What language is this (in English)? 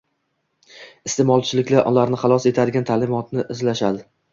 Uzbek